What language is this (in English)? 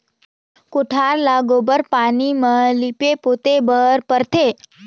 Chhattisgarhi